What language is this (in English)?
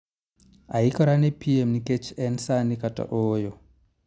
Luo (Kenya and Tanzania)